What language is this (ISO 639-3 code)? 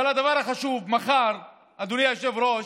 heb